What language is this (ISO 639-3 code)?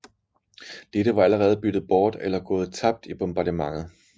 dan